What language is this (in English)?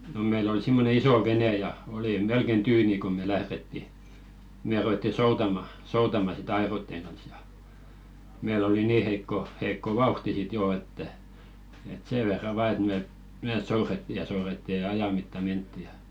Finnish